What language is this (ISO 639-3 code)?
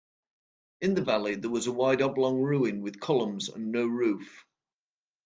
eng